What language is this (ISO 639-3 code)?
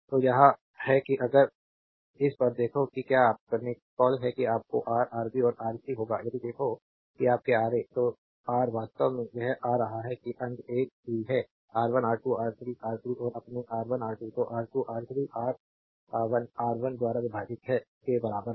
hin